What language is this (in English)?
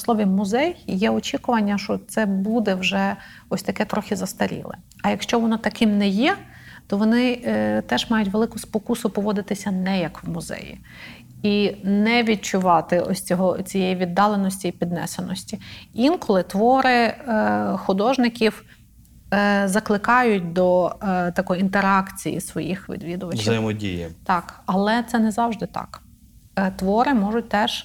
Ukrainian